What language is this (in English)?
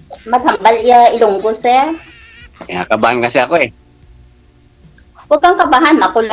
Filipino